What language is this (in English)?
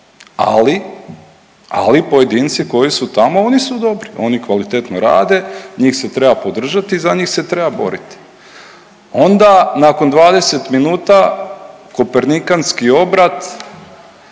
Croatian